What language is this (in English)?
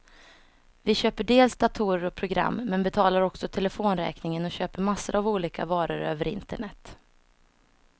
Swedish